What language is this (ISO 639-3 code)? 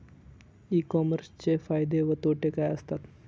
mar